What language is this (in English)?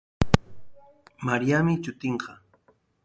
Sihuas Ancash Quechua